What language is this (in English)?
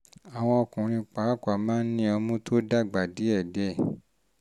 Yoruba